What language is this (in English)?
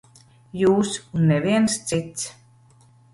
Latvian